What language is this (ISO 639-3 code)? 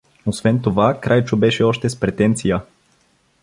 bul